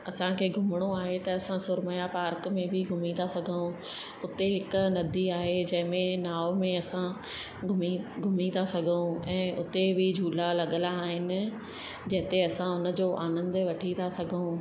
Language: Sindhi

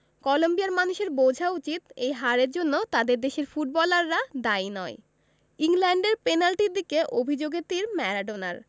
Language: Bangla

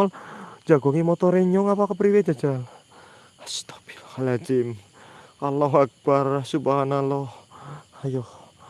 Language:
Indonesian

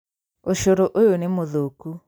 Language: Kikuyu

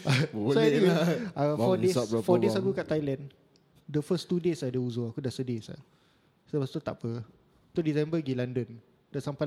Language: Malay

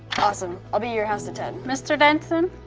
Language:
English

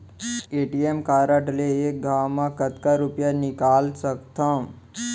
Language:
Chhattisgarhi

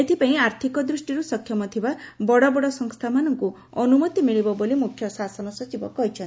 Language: Odia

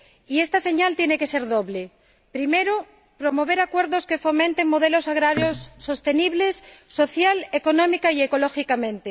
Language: Spanish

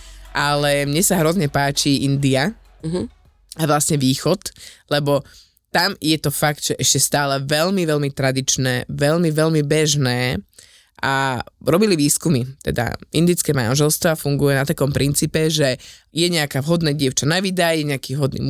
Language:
Slovak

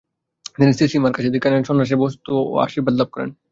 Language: Bangla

